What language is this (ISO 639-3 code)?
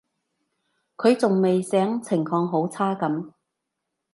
yue